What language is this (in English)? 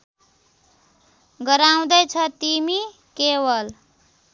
Nepali